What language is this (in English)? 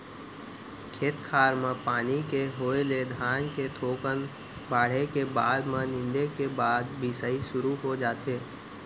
Chhattisgarhi